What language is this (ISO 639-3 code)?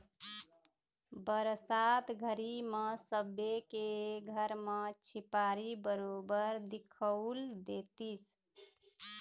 hne